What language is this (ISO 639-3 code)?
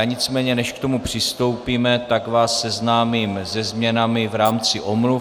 ces